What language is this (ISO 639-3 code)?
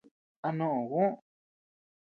cux